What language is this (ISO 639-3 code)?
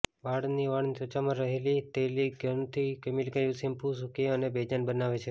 guj